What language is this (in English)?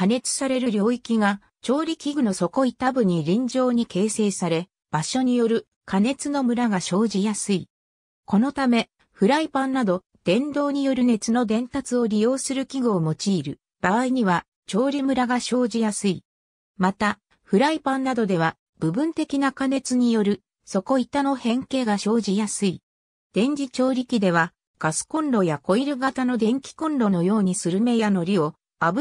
Japanese